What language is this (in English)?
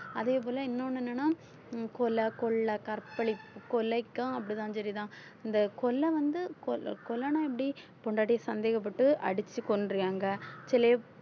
Tamil